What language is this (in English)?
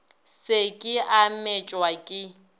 Northern Sotho